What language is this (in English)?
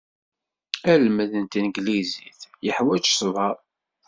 Kabyle